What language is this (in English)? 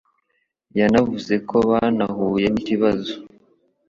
Kinyarwanda